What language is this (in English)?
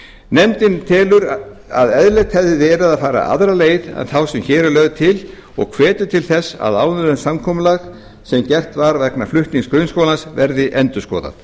Icelandic